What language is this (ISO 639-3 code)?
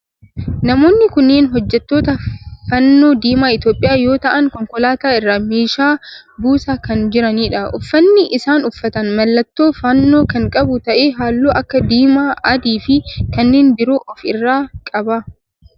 orm